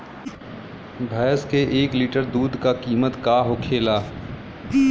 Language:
Bhojpuri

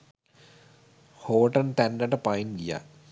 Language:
Sinhala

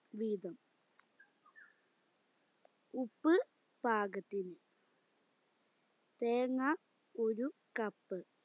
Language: Malayalam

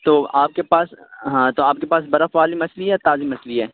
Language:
Urdu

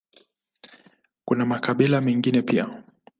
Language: Swahili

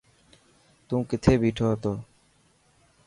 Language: Dhatki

